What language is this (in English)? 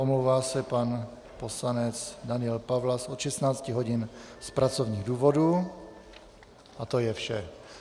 Czech